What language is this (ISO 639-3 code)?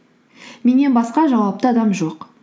kaz